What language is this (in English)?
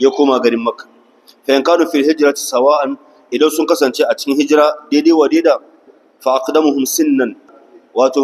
Arabic